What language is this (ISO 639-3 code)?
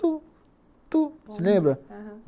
por